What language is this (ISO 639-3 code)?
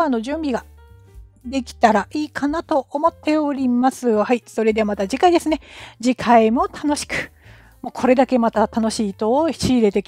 jpn